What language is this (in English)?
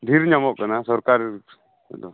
Santali